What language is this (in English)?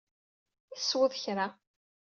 Kabyle